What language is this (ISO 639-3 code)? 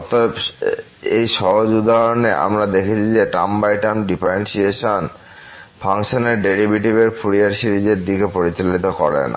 ben